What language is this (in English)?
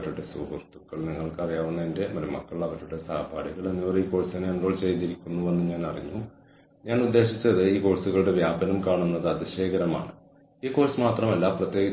Malayalam